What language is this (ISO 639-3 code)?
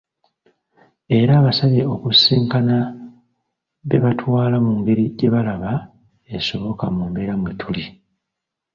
lug